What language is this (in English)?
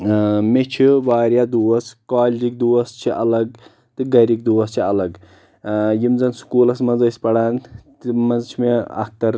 Kashmiri